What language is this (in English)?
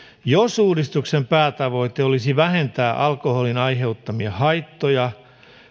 Finnish